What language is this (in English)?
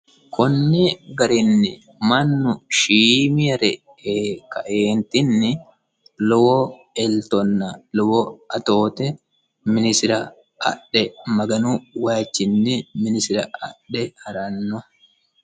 Sidamo